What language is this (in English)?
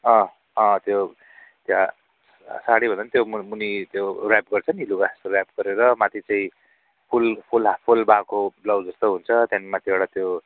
Nepali